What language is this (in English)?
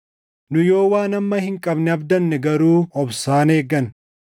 Oromo